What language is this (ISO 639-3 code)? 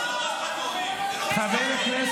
heb